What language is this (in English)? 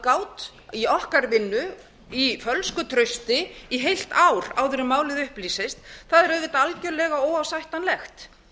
Icelandic